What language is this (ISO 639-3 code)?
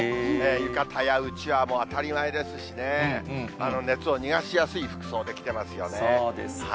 jpn